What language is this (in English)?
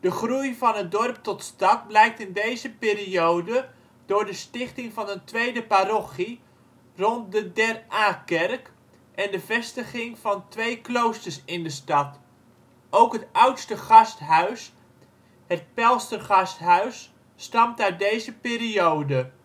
Dutch